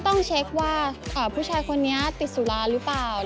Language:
Thai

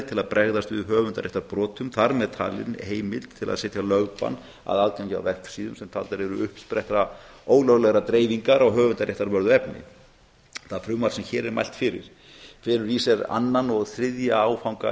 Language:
Icelandic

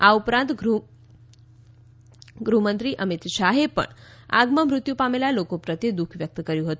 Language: Gujarati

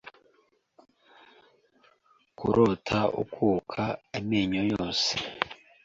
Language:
Kinyarwanda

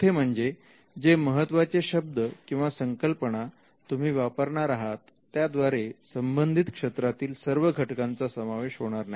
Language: Marathi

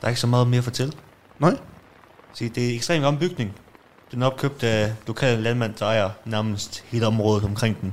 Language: Danish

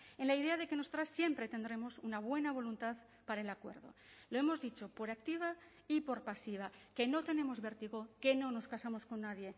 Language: Spanish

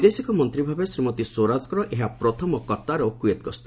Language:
Odia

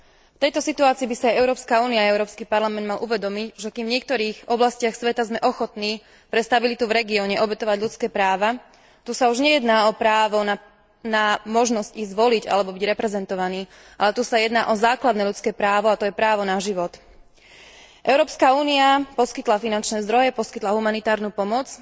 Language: Slovak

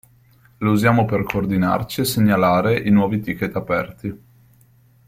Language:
Italian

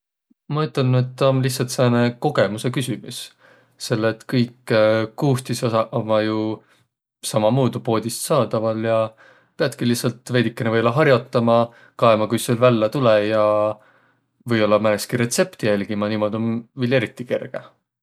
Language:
Võro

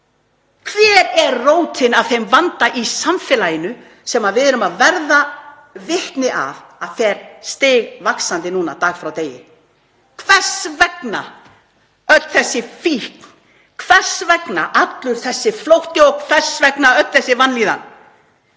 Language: Icelandic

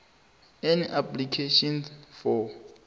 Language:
South Ndebele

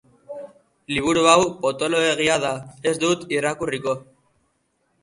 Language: Basque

